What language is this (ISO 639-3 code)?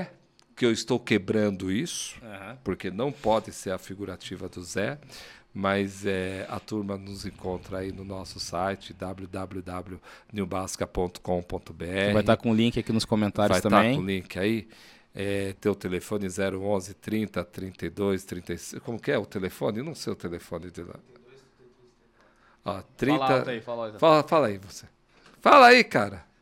por